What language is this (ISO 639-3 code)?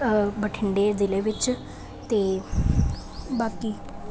pan